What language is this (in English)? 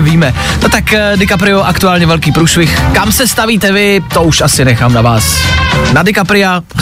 Czech